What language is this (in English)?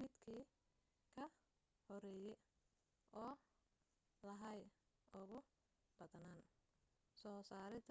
Somali